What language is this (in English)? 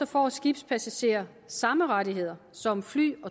Danish